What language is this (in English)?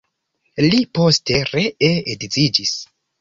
Esperanto